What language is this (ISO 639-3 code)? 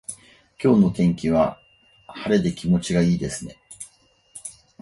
jpn